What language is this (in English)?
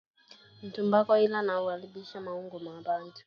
Swahili